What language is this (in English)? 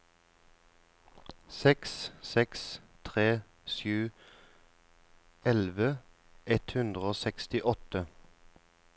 Norwegian